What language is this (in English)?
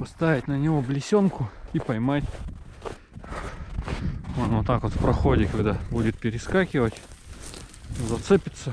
Russian